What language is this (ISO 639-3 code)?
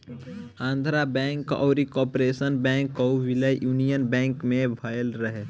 bho